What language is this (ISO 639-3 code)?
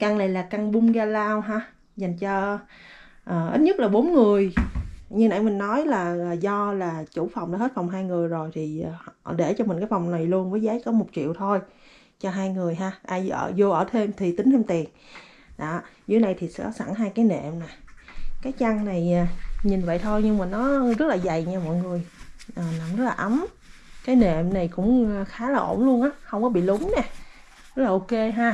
vie